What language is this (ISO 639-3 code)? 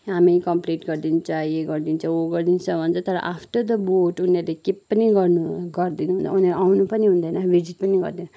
nep